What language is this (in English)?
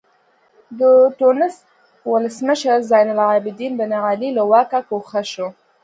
Pashto